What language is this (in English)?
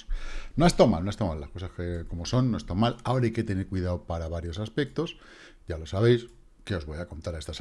Spanish